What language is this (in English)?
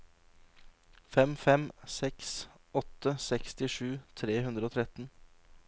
Norwegian